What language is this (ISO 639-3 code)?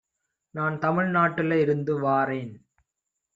tam